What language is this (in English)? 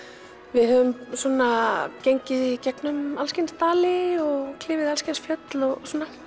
Icelandic